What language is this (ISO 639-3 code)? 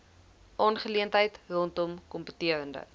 afr